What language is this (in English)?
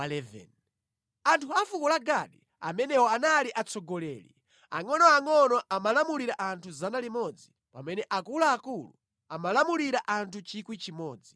Nyanja